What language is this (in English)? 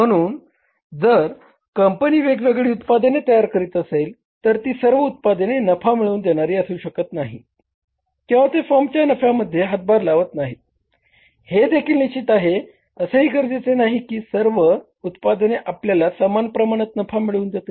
Marathi